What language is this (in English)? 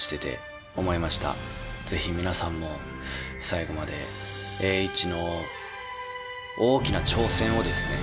Japanese